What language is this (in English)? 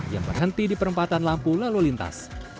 Indonesian